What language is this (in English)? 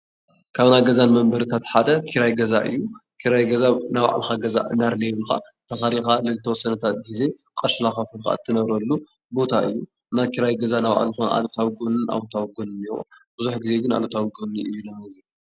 Tigrinya